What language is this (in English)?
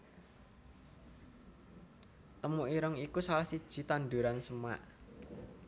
Javanese